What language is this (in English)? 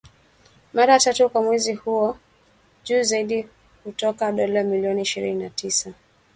Swahili